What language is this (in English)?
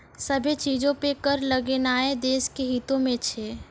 Maithili